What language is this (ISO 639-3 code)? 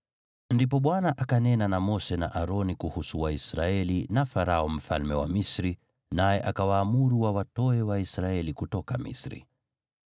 swa